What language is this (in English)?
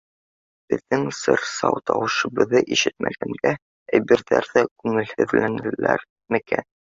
Bashkir